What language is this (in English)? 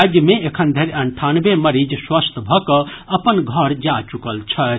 Maithili